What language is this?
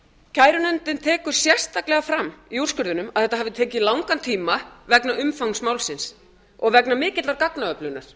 Icelandic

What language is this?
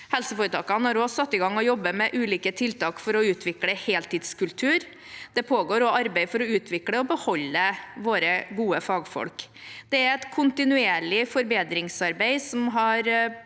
Norwegian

